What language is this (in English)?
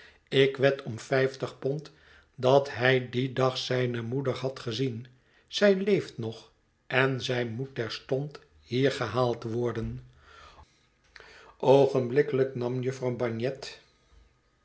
Dutch